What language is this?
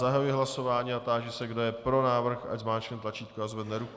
Czech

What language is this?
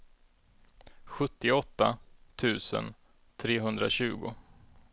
Swedish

